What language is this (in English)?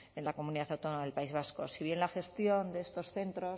Spanish